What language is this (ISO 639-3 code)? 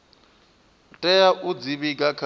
ven